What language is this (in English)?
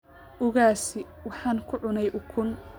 Somali